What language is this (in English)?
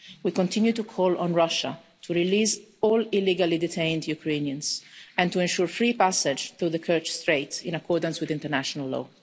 English